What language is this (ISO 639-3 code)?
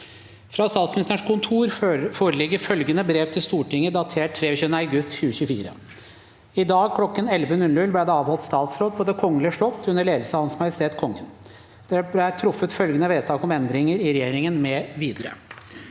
nor